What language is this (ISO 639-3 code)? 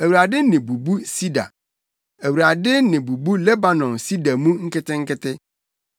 aka